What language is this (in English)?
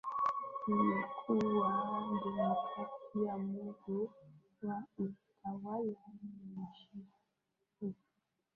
Swahili